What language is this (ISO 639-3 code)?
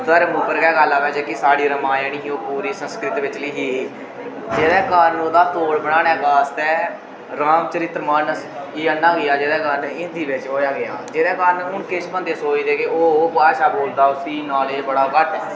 doi